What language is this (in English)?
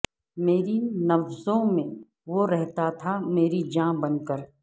Urdu